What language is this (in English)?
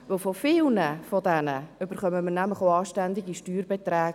Swiss German